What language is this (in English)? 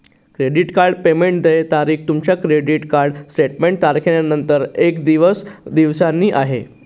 Marathi